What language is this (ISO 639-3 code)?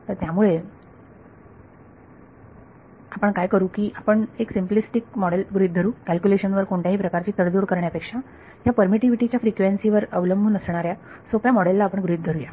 mar